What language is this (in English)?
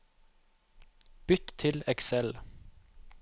Norwegian